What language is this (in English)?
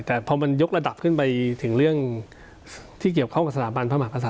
Thai